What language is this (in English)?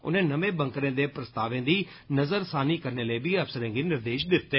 Dogri